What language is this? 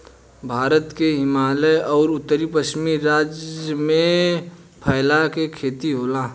Bhojpuri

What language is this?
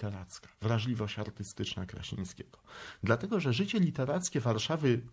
Polish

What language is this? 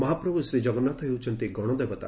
Odia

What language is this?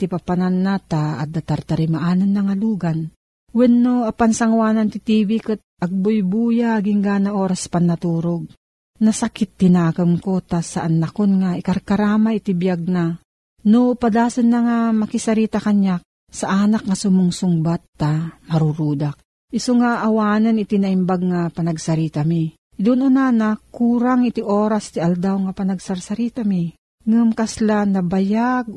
Filipino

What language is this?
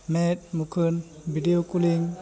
Santali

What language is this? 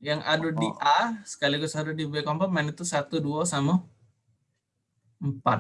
Indonesian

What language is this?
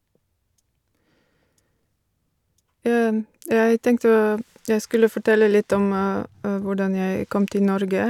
Norwegian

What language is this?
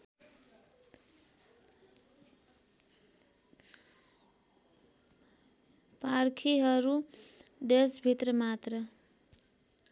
Nepali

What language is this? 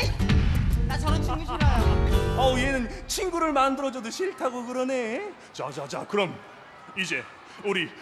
Korean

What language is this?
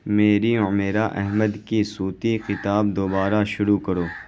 Urdu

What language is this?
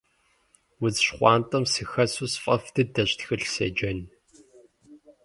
Kabardian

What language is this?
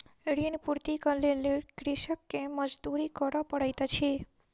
Maithili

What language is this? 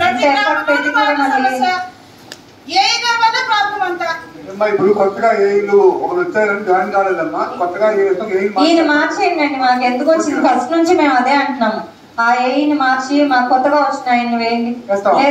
Telugu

